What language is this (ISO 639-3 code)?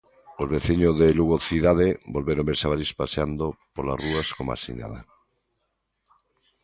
glg